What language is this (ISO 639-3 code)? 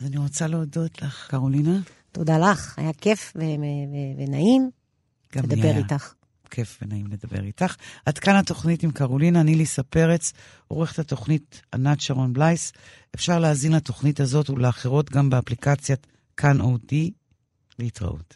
heb